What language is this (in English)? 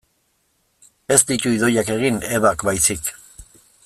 Basque